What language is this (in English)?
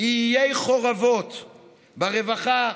Hebrew